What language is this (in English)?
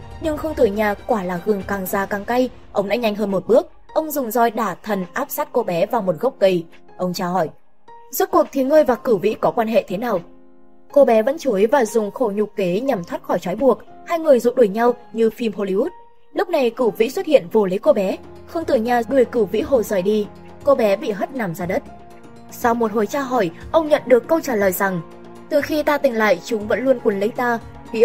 Vietnamese